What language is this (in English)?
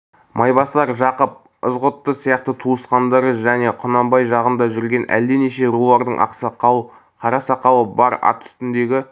Kazakh